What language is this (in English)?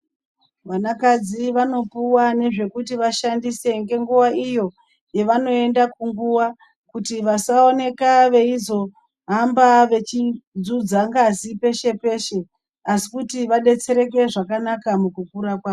Ndau